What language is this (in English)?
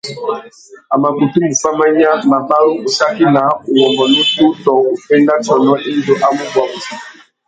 Tuki